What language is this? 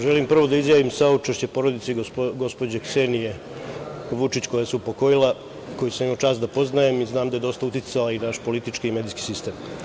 Serbian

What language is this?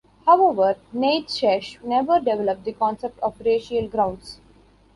English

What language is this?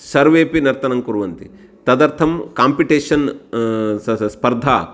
Sanskrit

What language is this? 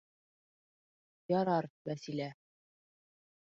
Bashkir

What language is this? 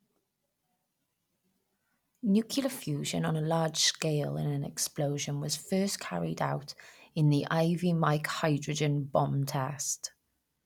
English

